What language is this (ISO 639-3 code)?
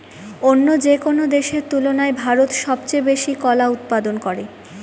ben